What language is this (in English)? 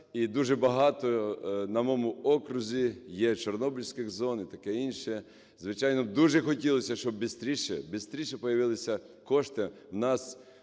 Ukrainian